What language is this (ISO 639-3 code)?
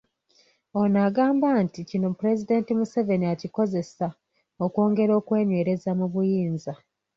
lug